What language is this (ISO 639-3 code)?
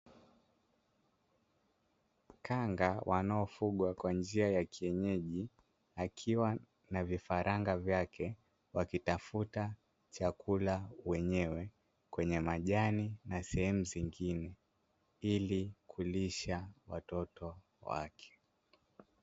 swa